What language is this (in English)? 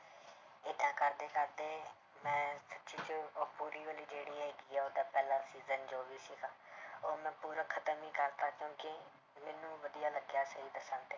Punjabi